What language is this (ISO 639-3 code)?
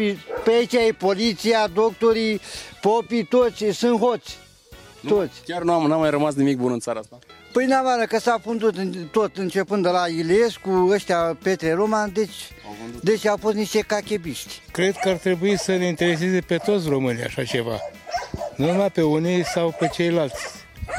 ron